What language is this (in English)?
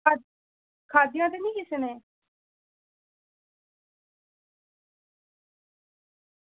Dogri